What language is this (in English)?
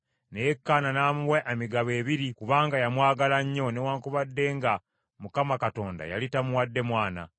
Ganda